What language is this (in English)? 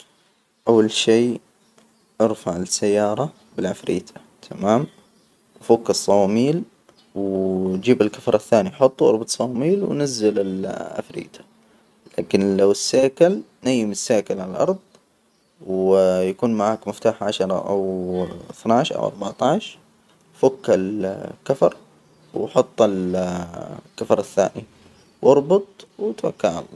Hijazi Arabic